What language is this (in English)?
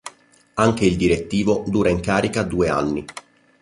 Italian